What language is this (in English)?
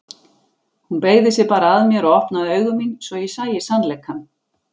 Icelandic